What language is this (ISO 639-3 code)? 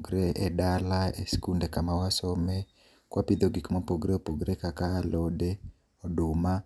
luo